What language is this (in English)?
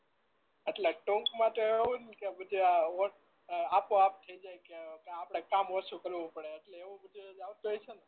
Gujarati